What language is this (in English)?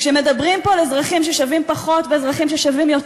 Hebrew